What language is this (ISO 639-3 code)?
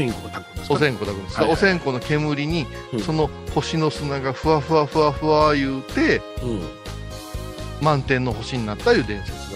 jpn